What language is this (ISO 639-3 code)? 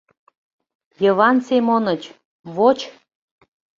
chm